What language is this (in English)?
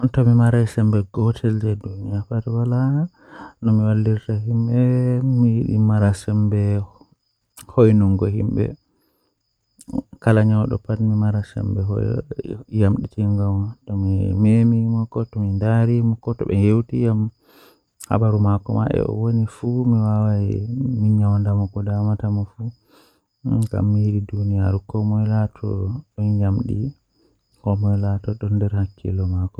Western Niger Fulfulde